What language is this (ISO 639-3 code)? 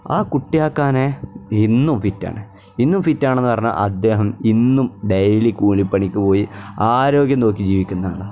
mal